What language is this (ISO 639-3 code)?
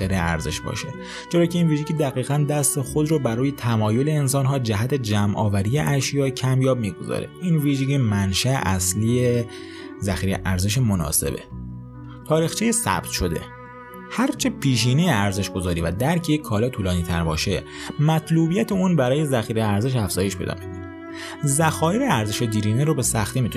fas